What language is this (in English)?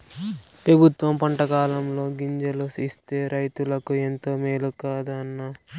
Telugu